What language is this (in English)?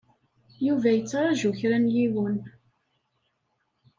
Kabyle